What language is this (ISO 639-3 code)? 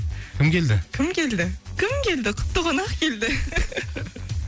kaz